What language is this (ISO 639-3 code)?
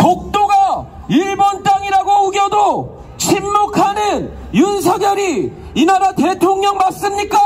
kor